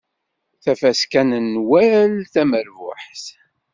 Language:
Kabyle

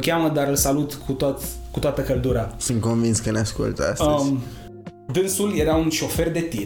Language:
Romanian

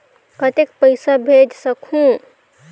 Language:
Chhattisgarhi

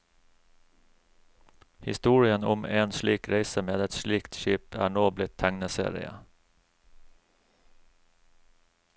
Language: Norwegian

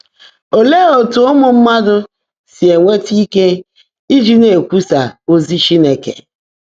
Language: Igbo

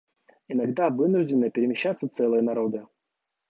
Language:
Russian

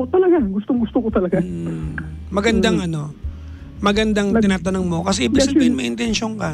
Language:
Filipino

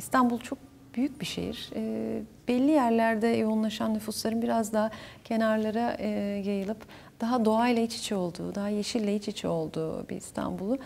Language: Turkish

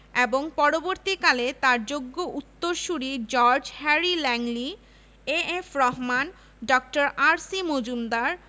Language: Bangla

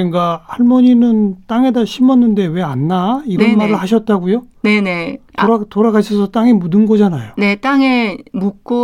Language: Korean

